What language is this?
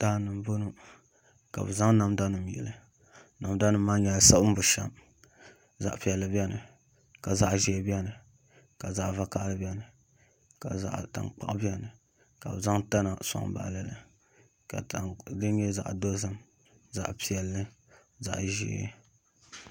Dagbani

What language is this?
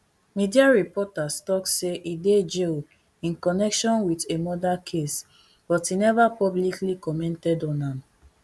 Nigerian Pidgin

